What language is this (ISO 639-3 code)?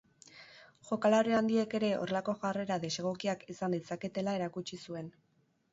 eus